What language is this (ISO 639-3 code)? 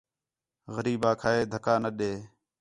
xhe